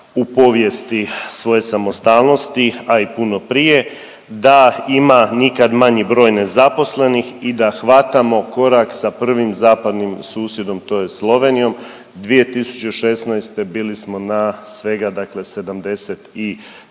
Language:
Croatian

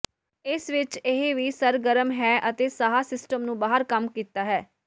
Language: Punjabi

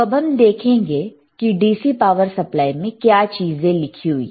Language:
Hindi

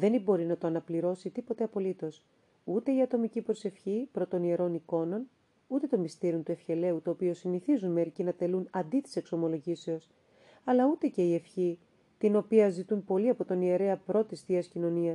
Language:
Greek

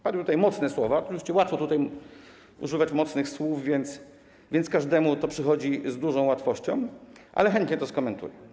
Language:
Polish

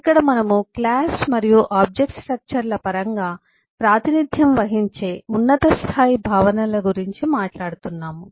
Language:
Telugu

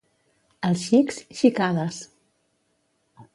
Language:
Catalan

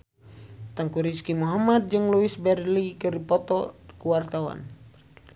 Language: Sundanese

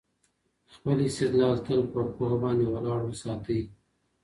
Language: Pashto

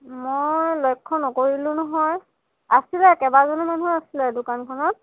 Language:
Assamese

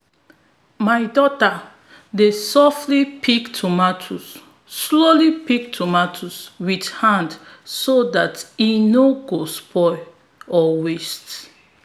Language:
Nigerian Pidgin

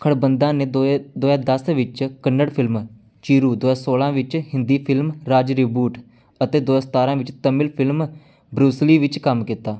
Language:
Punjabi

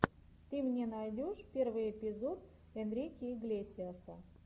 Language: Russian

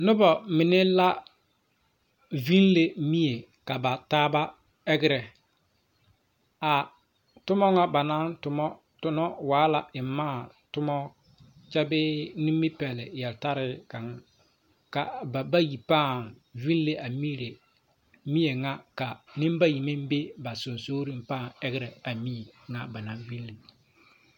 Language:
Southern Dagaare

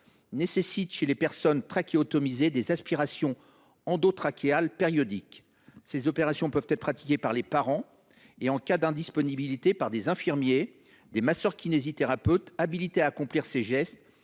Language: French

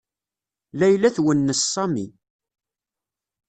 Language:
Kabyle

